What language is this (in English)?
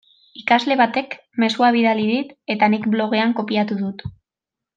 Basque